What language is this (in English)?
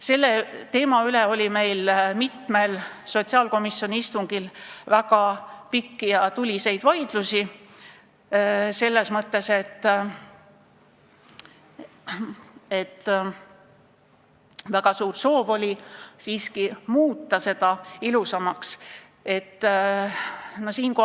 Estonian